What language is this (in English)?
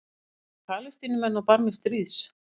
Icelandic